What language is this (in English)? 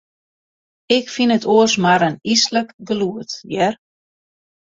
Western Frisian